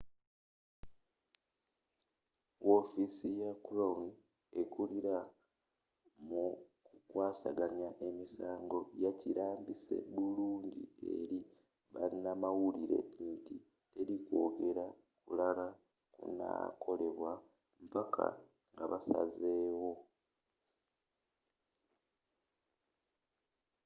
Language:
Ganda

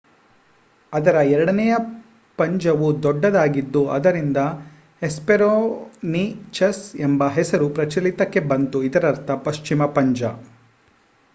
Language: Kannada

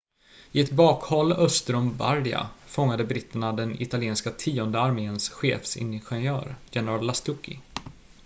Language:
Swedish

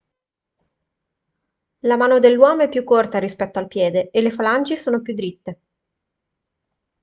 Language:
Italian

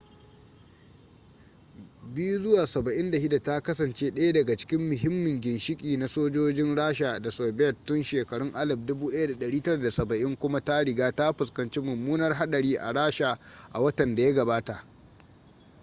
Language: Hausa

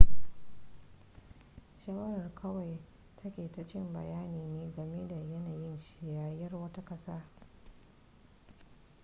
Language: Hausa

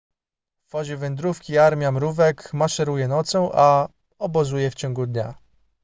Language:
Polish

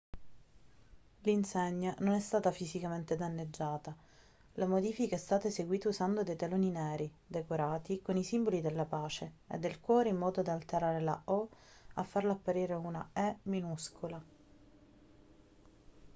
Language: Italian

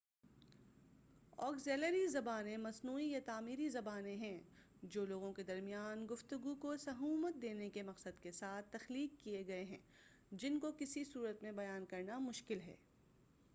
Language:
Urdu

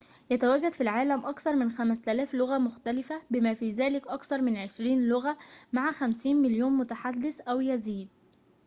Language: Arabic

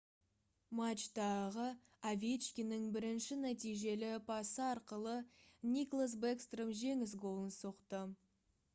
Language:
Kazakh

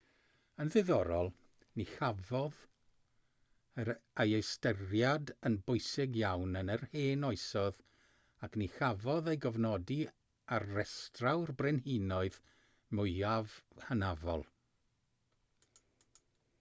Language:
Welsh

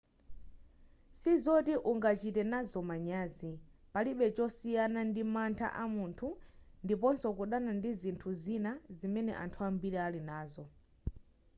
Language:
Nyanja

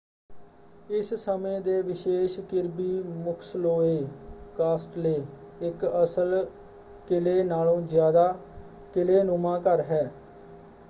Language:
Punjabi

